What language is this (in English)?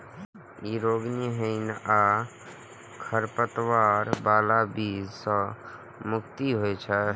Maithili